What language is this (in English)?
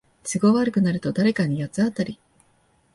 Japanese